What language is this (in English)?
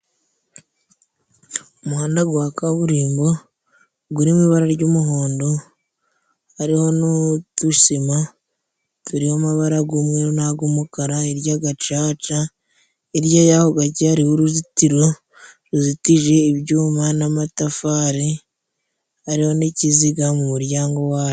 Kinyarwanda